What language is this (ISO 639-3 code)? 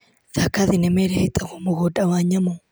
kik